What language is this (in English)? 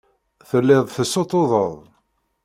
Kabyle